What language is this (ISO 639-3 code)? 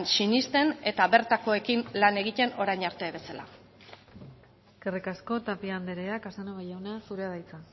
eus